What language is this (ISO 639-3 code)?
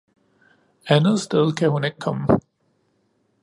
dan